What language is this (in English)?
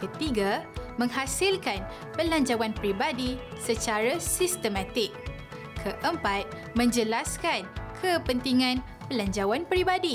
Malay